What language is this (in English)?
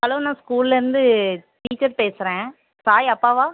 Tamil